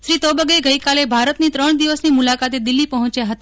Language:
Gujarati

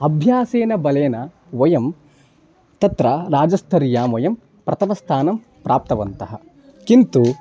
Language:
Sanskrit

